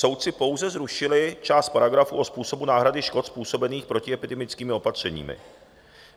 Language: Czech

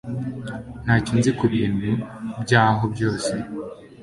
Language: Kinyarwanda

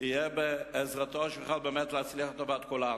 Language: Hebrew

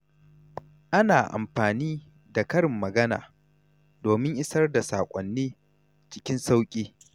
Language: Hausa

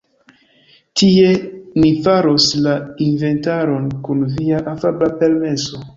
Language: Esperanto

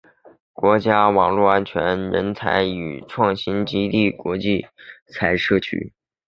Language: Chinese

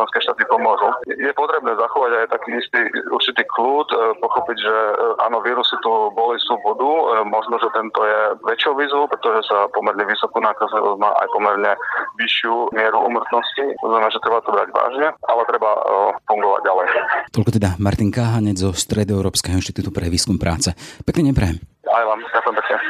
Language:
Slovak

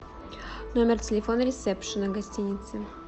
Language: Russian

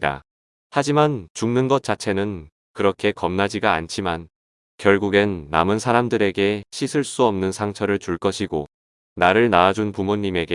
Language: Korean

